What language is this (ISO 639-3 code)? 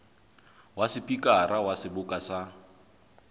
sot